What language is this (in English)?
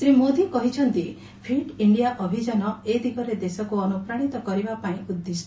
Odia